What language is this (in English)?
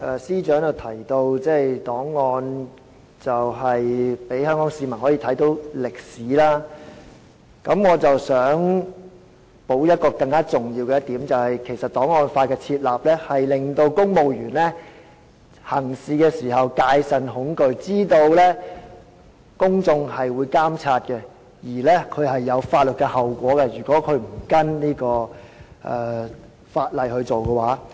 Cantonese